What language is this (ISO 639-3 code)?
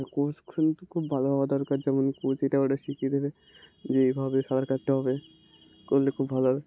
ben